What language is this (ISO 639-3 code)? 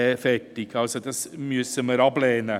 gsw